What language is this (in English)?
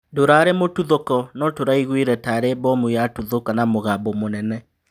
Kikuyu